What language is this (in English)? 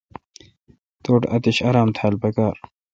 Kalkoti